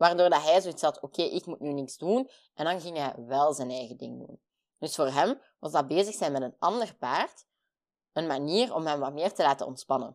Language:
Dutch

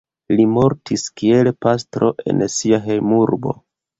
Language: Esperanto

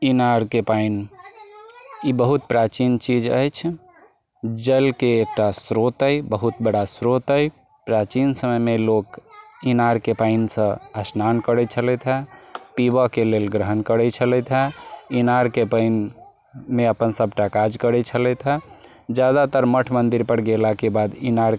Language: Maithili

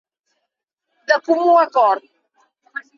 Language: Catalan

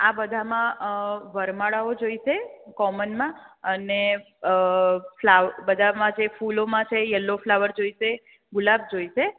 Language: Gujarati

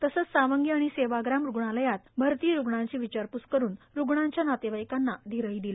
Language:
Marathi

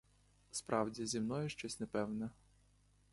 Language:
Ukrainian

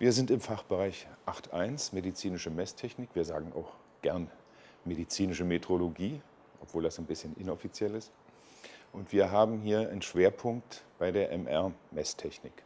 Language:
German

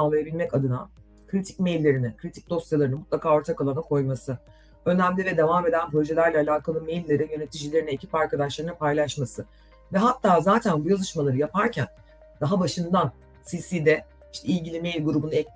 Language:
Turkish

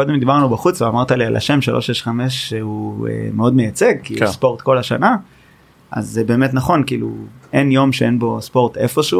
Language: Hebrew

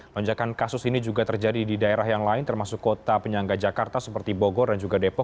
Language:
Indonesian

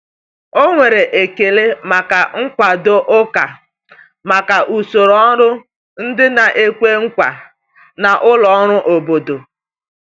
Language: Igbo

